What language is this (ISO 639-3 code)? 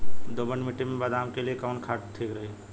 bho